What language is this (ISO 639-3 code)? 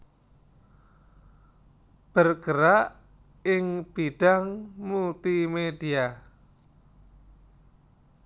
jav